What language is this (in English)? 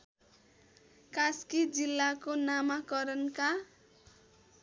Nepali